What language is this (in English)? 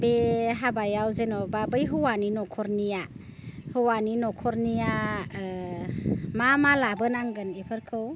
Bodo